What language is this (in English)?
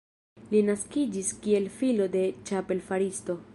Esperanto